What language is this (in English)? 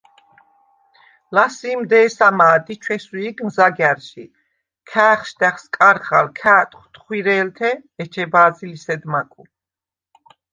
Svan